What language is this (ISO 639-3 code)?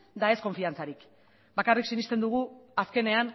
eus